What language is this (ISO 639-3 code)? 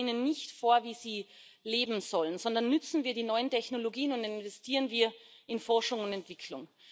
deu